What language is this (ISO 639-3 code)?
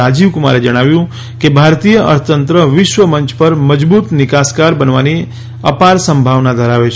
guj